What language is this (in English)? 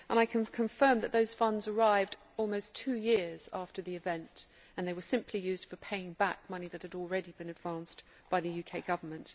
English